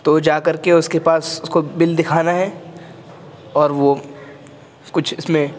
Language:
Urdu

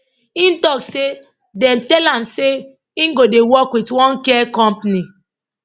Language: Nigerian Pidgin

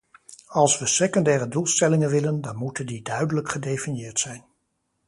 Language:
Dutch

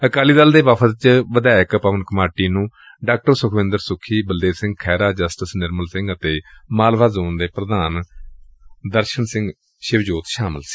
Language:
Punjabi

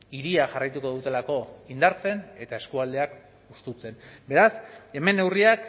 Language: Basque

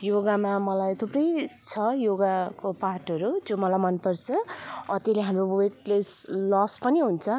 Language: Nepali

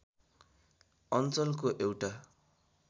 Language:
Nepali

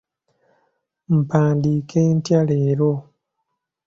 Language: Ganda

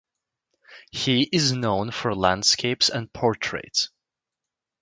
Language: English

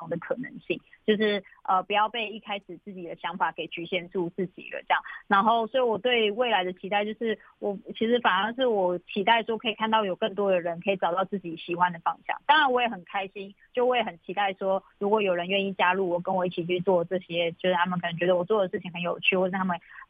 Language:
Chinese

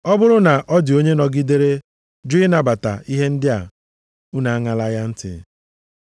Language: Igbo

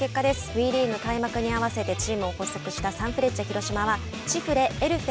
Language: Japanese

